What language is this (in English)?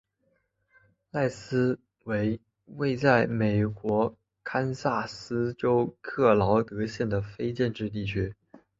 Chinese